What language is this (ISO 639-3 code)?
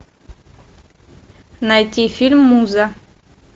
rus